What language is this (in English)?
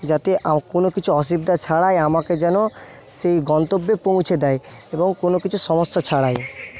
Bangla